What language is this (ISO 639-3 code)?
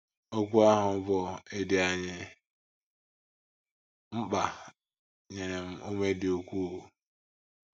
ibo